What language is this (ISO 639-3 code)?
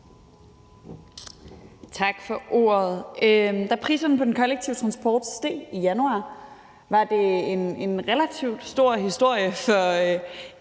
dan